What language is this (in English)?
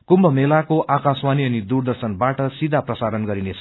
Nepali